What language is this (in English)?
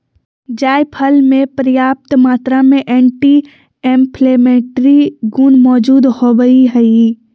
Magahi